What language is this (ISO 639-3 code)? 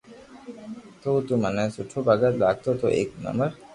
lrk